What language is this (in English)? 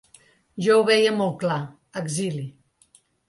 Catalan